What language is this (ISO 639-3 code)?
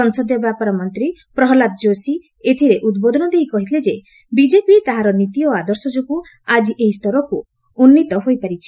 ori